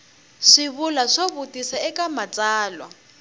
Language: Tsonga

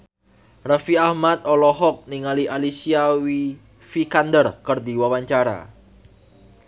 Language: Sundanese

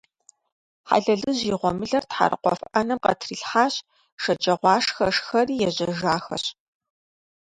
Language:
Kabardian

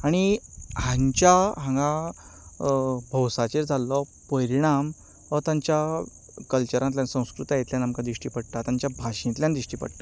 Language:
Konkani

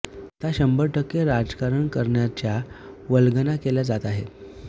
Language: Marathi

